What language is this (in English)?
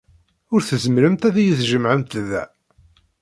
Kabyle